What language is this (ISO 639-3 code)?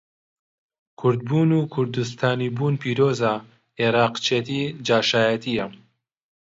ckb